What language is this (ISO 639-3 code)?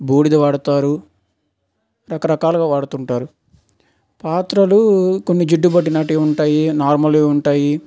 tel